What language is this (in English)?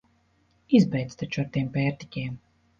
Latvian